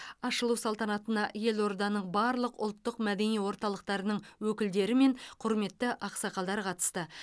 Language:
Kazakh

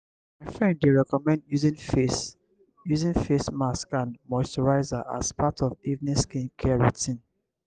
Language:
Nigerian Pidgin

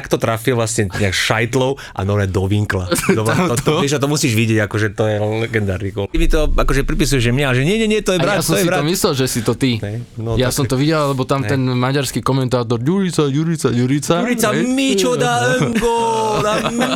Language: Slovak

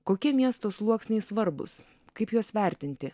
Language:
Lithuanian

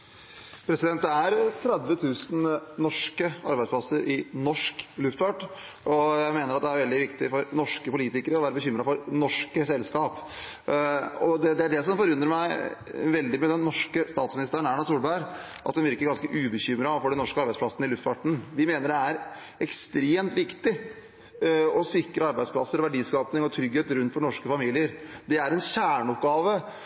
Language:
Norwegian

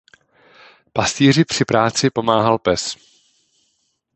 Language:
Czech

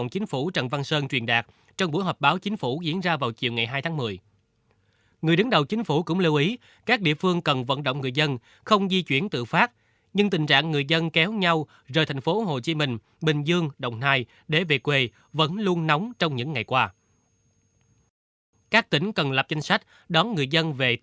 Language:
Vietnamese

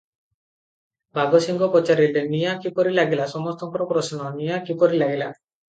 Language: Odia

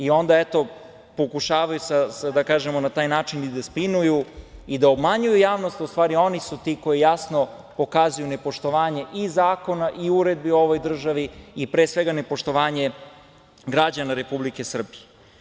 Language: Serbian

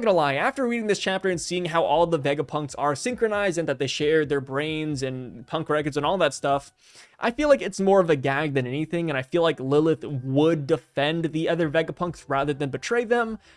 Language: English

